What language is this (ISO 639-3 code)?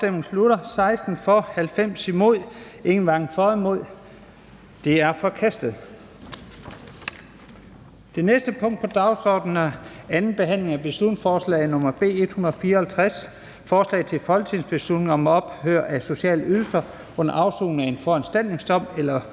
dan